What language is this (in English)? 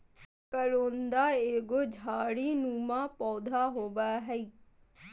Magahi